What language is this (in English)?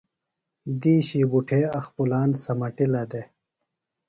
Phalura